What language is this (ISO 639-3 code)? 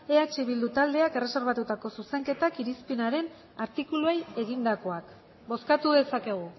eus